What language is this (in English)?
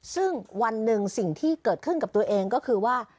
Thai